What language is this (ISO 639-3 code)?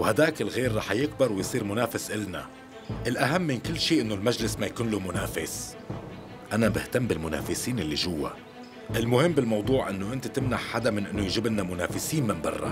ara